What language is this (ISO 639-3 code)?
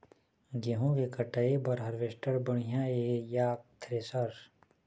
hne